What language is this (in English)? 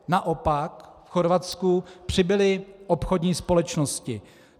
Czech